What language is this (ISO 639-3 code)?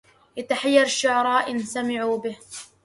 ara